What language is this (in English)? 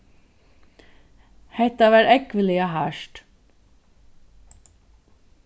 Faroese